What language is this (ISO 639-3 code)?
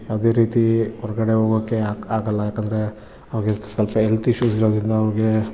kan